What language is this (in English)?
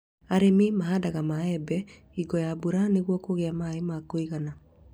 Kikuyu